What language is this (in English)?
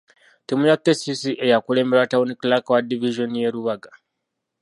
Ganda